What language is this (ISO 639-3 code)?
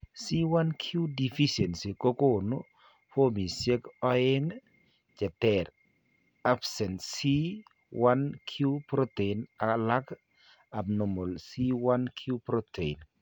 kln